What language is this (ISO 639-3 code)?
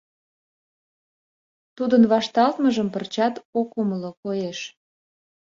chm